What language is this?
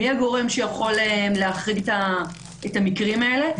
Hebrew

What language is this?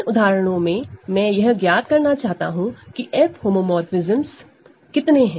Hindi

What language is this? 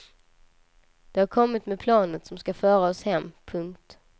Swedish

